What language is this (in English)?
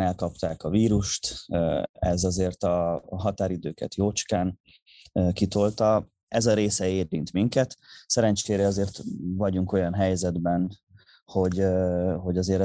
Hungarian